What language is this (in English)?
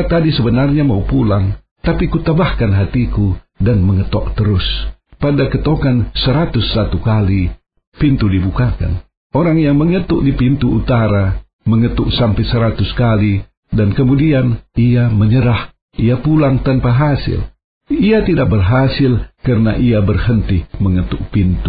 Indonesian